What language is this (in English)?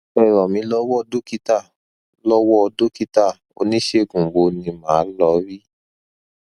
Yoruba